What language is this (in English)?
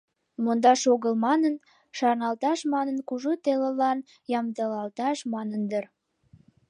Mari